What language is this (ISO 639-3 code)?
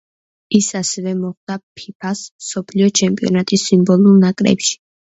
kat